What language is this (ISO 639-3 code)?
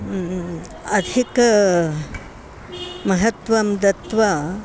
san